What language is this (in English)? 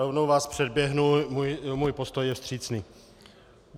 Czech